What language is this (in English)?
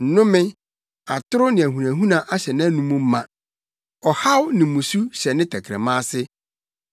Akan